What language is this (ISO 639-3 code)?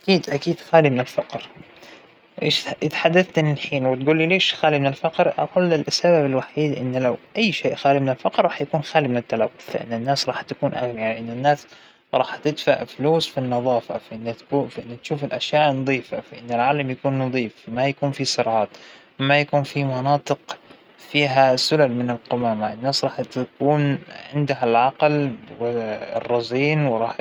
acw